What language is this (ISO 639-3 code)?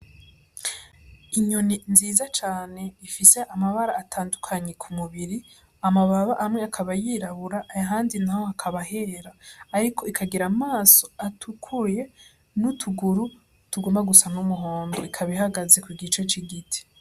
run